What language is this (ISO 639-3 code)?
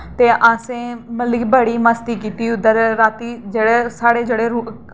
doi